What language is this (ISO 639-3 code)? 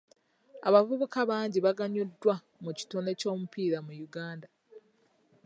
lug